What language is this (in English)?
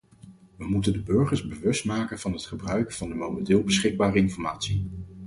Dutch